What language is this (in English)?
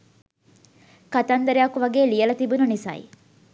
Sinhala